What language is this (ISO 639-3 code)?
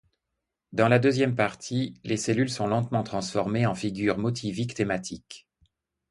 fra